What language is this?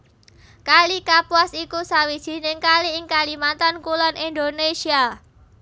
Javanese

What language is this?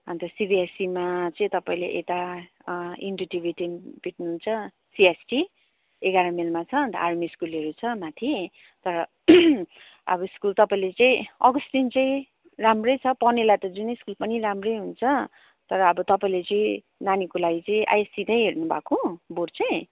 Nepali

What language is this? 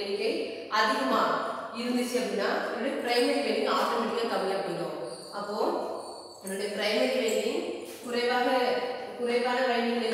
Romanian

